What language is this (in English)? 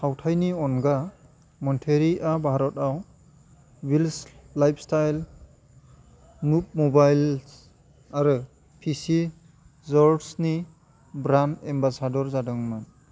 Bodo